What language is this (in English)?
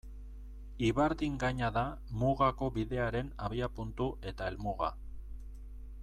Basque